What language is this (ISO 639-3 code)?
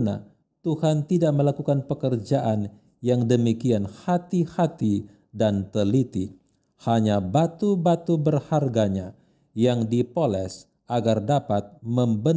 ind